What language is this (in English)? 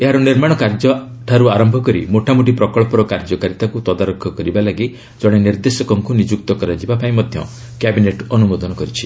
Odia